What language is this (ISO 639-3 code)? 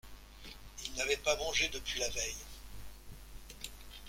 fra